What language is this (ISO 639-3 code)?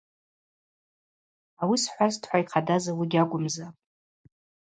abq